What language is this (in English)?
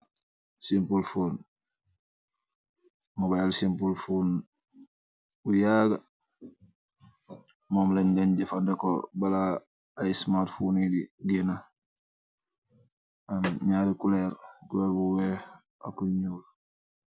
Wolof